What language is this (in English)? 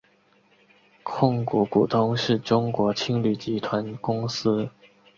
Chinese